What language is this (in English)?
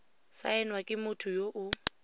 Tswana